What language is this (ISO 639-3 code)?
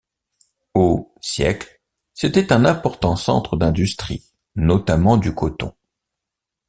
fra